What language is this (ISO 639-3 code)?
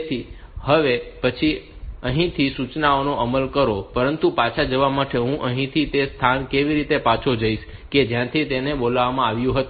guj